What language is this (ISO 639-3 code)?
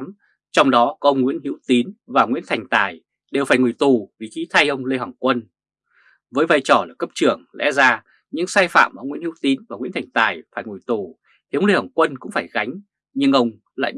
vie